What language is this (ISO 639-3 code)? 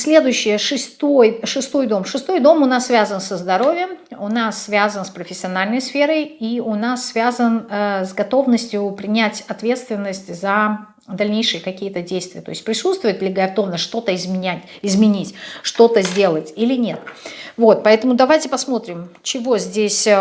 rus